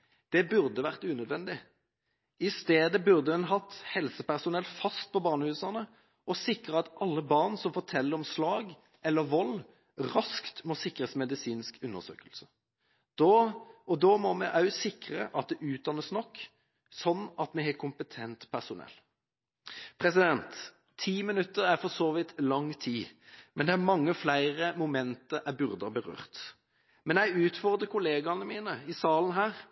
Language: Norwegian Bokmål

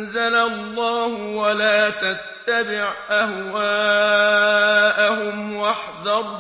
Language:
Arabic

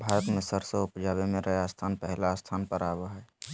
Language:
Magahi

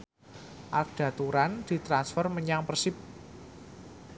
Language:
Javanese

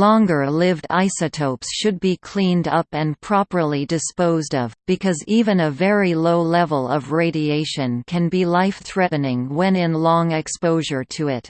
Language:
English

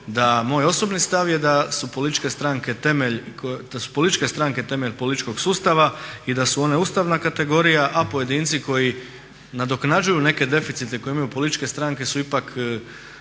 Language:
Croatian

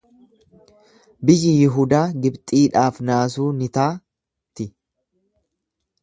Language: Oromo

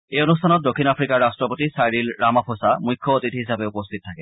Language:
Assamese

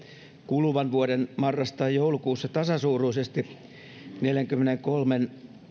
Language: Finnish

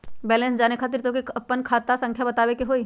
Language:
Magahi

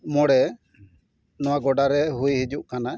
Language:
Santali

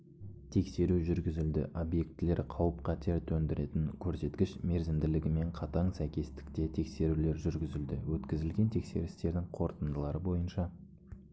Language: Kazakh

